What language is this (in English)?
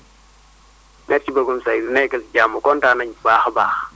Wolof